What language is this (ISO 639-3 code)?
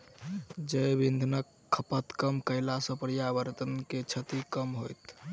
mai